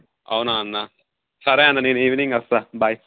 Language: Telugu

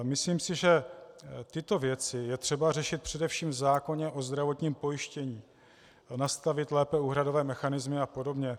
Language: Czech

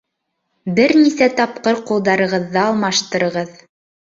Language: Bashkir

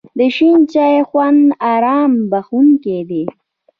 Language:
Pashto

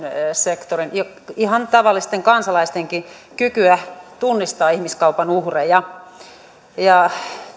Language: Finnish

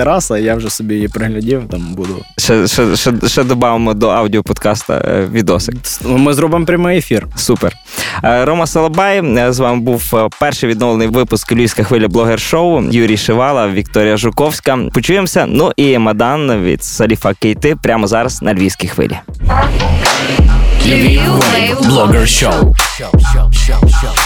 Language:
Ukrainian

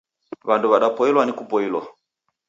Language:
Taita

